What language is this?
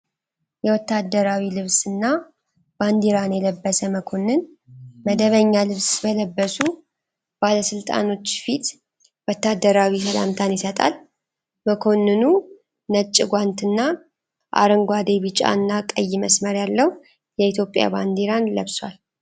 Amharic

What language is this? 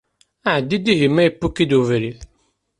Kabyle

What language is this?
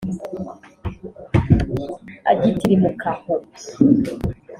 Kinyarwanda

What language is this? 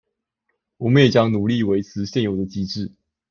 Chinese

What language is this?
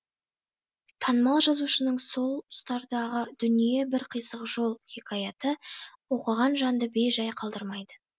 Kazakh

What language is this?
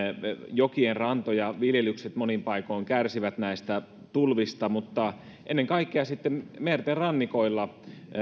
Finnish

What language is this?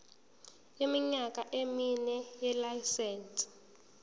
Zulu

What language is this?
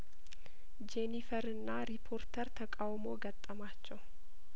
Amharic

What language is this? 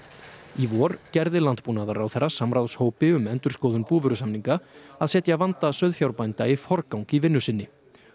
Icelandic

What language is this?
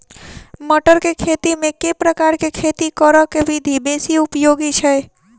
Maithili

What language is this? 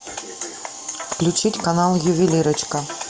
Russian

